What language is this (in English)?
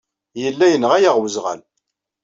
Kabyle